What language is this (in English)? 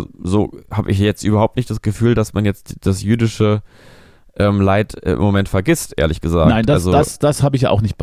German